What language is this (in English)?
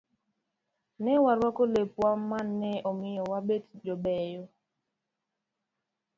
Luo (Kenya and Tanzania)